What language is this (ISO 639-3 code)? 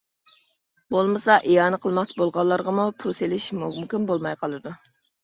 uig